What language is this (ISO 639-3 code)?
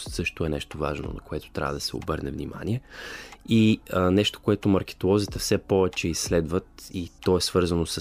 bul